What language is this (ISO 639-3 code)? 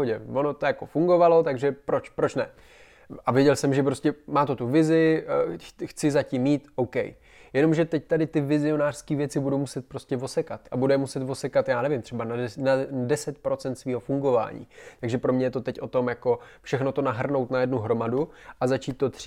ces